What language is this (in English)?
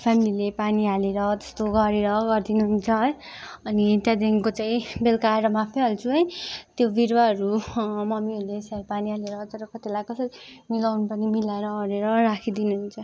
Nepali